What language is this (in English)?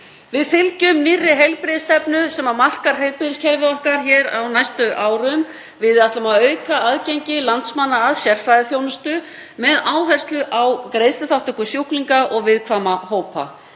Icelandic